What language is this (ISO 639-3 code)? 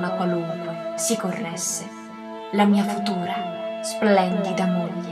ita